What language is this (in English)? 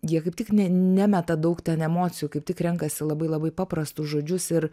Lithuanian